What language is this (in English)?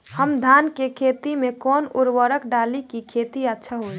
Bhojpuri